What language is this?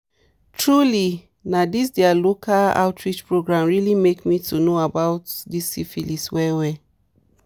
Nigerian Pidgin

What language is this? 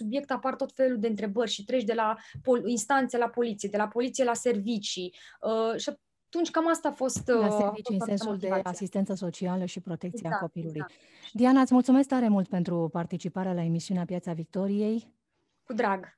Romanian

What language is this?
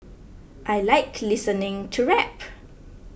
English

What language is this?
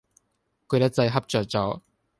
Cantonese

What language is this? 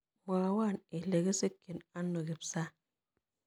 Kalenjin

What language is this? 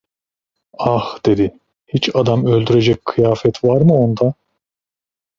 Turkish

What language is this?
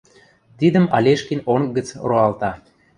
Western Mari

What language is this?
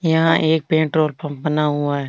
Marwari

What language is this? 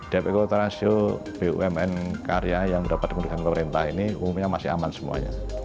Indonesian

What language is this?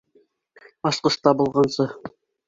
Bashkir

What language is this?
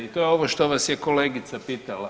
Croatian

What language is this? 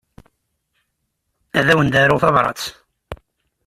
Kabyle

